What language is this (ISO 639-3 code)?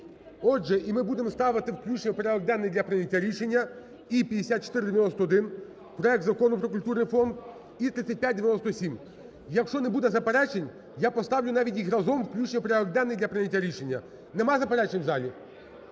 ukr